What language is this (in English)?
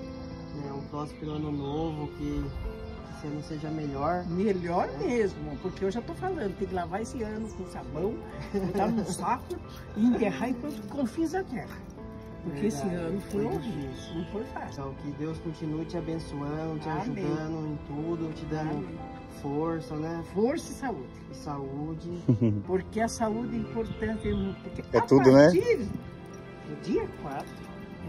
Portuguese